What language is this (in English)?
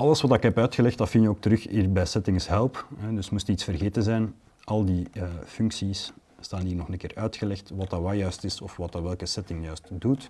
Dutch